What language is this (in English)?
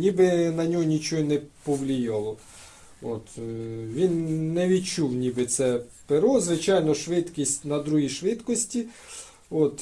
Ukrainian